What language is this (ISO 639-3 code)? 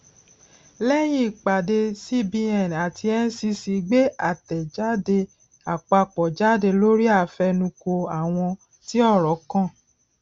yor